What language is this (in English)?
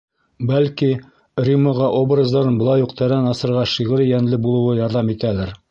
Bashkir